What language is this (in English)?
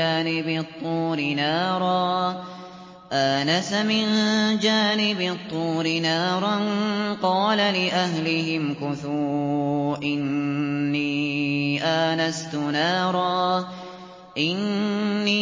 Arabic